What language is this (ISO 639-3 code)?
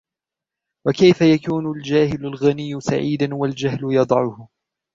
ara